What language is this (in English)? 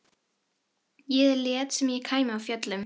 Icelandic